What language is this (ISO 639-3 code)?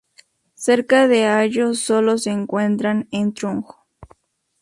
spa